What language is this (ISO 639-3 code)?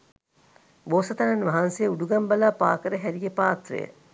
sin